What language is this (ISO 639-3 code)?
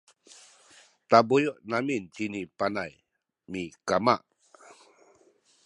szy